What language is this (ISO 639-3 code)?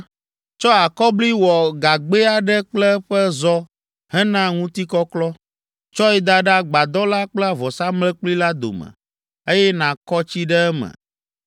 ewe